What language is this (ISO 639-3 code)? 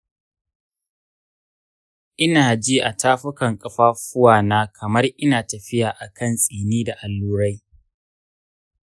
hau